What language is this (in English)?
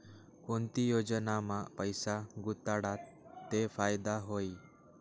Marathi